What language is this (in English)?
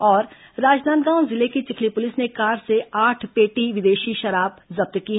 Hindi